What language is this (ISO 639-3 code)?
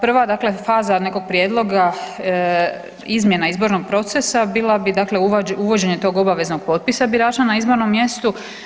hrv